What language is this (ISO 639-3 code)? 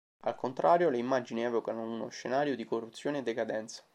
ita